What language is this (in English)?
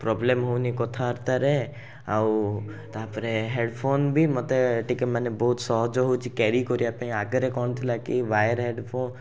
Odia